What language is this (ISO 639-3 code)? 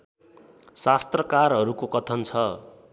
nep